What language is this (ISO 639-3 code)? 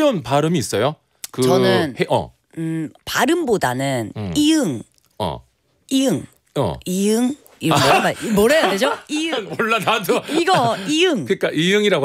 kor